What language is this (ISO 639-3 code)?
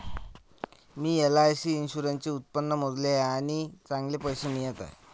mar